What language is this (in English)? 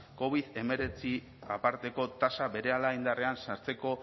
Basque